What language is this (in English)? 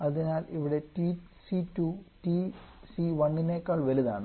Malayalam